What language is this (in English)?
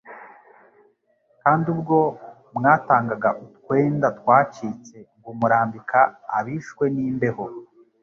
Kinyarwanda